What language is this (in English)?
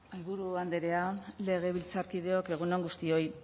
Basque